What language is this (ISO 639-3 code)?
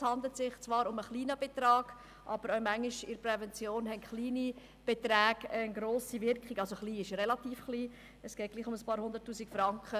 gsw